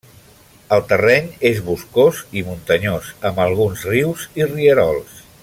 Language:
Catalan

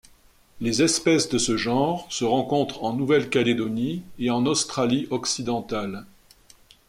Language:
French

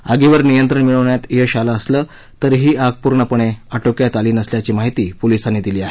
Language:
Marathi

